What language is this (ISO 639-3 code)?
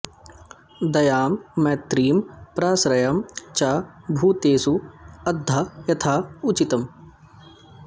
san